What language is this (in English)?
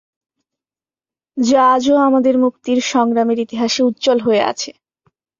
Bangla